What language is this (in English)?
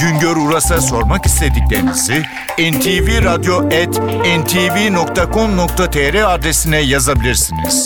Turkish